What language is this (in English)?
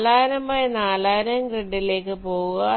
Malayalam